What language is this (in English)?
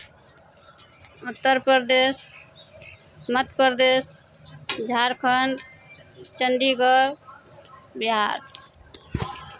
Maithili